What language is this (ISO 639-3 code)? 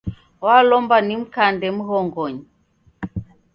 dav